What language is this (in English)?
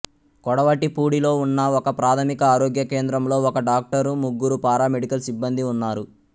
Telugu